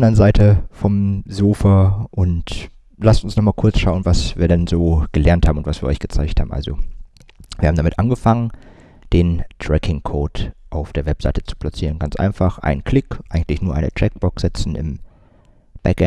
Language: German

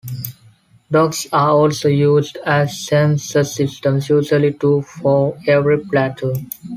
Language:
English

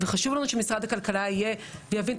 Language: Hebrew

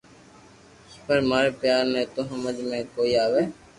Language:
Loarki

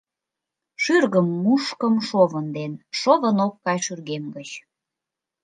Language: Mari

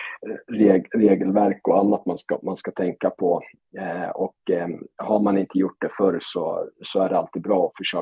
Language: Swedish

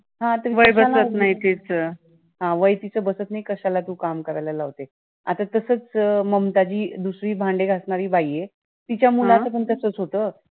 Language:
Marathi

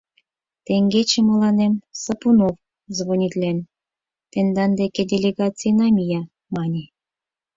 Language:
Mari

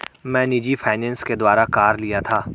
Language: Hindi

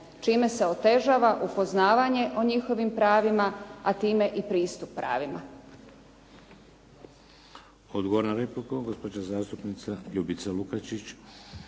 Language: Croatian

